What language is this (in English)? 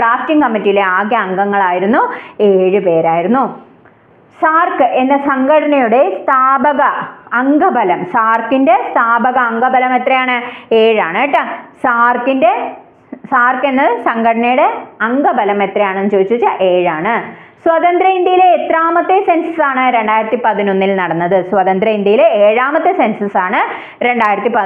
Malayalam